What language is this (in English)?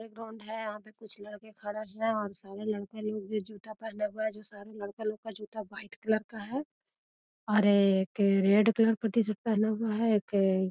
Magahi